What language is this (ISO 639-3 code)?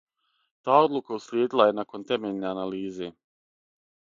srp